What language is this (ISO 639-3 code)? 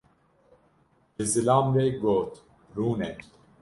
kur